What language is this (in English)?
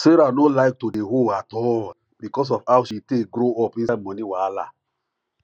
Nigerian Pidgin